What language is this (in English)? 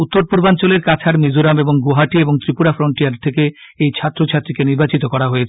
Bangla